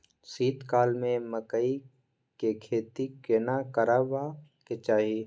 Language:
Maithili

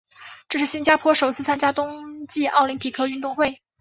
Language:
Chinese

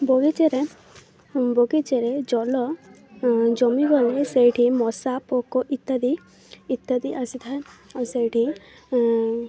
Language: Odia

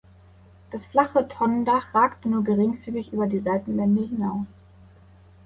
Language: German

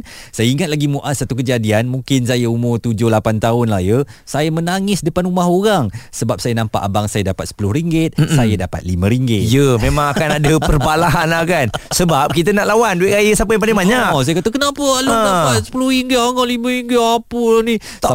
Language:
Malay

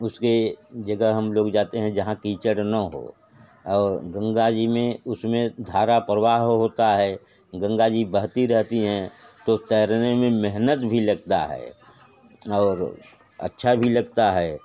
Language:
Hindi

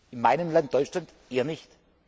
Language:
German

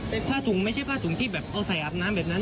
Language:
Thai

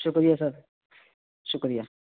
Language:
Urdu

